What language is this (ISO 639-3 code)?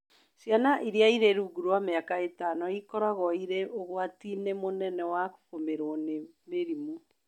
kik